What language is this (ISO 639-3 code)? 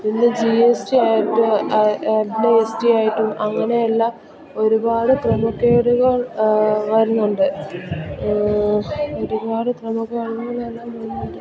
mal